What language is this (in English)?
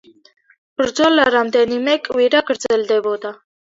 Georgian